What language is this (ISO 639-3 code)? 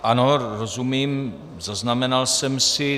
ces